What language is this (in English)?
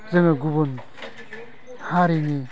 Bodo